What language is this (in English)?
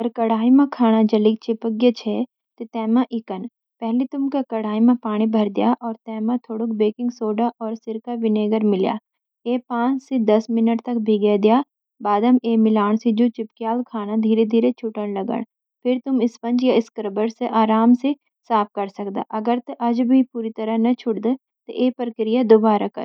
Garhwali